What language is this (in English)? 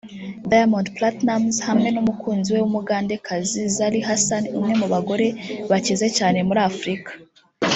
Kinyarwanda